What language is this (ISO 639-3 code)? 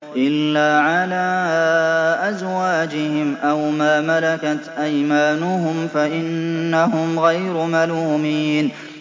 ara